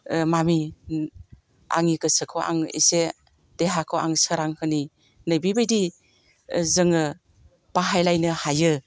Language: Bodo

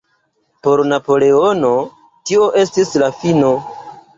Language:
Esperanto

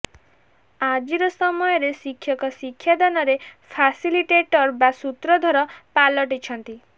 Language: Odia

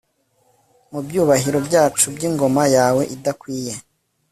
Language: Kinyarwanda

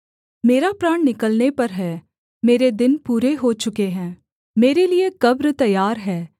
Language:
Hindi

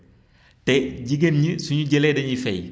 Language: Wolof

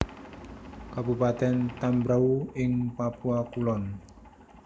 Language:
Javanese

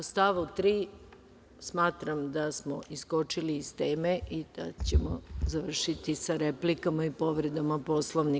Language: Serbian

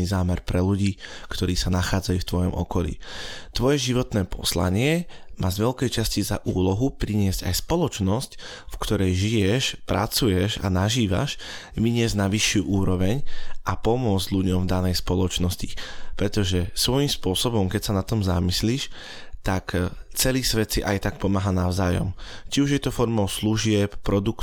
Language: Slovak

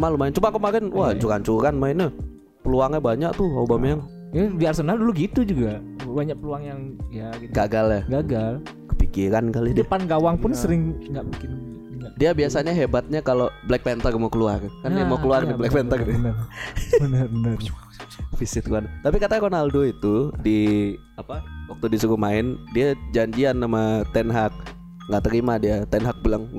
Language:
Indonesian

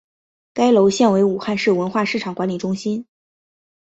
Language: Chinese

